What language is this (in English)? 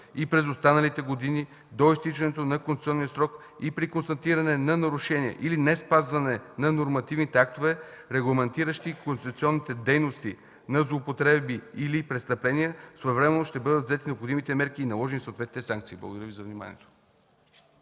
Bulgarian